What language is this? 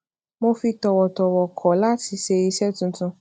Yoruba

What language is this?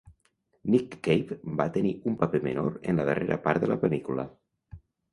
Catalan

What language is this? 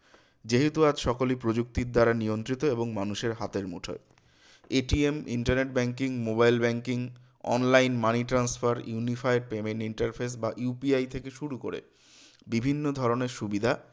Bangla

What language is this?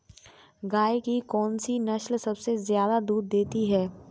Hindi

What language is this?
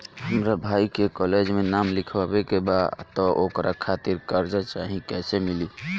Bhojpuri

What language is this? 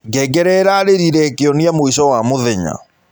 Kikuyu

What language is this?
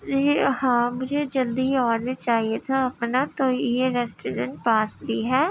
Urdu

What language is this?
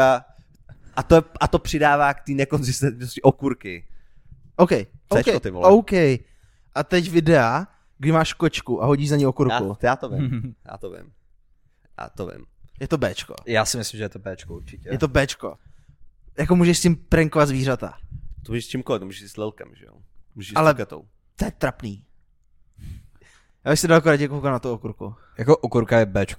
Czech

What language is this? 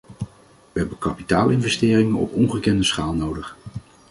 Dutch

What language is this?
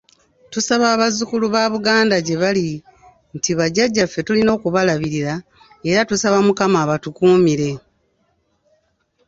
Ganda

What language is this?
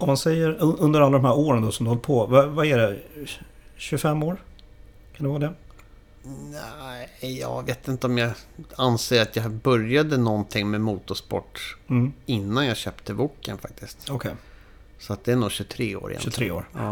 Swedish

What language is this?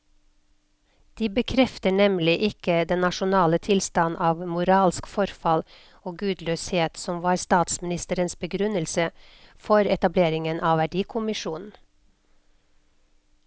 Norwegian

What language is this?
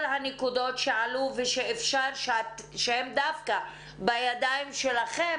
Hebrew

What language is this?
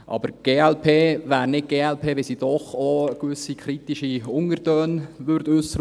Swiss German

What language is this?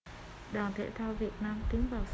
Vietnamese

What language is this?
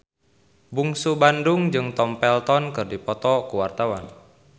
Sundanese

